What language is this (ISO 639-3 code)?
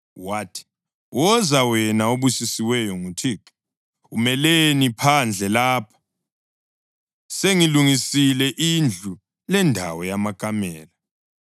nde